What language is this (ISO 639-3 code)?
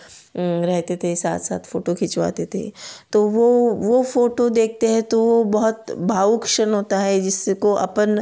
hin